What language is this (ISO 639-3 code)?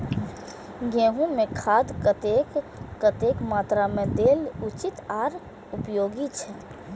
mai